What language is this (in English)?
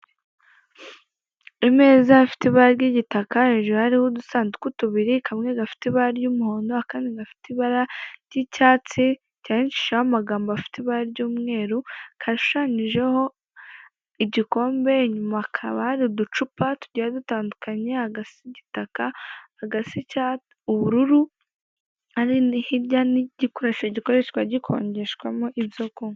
Kinyarwanda